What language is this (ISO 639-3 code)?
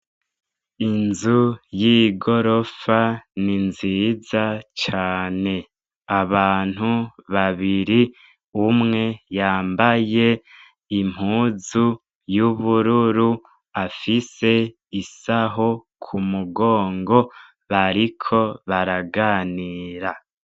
run